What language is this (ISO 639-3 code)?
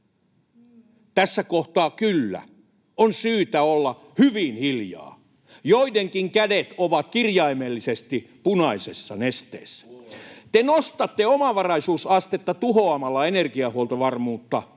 fin